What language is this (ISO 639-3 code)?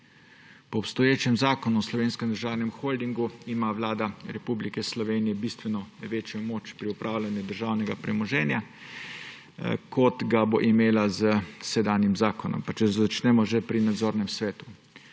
slv